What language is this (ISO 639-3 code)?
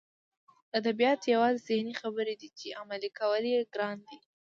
pus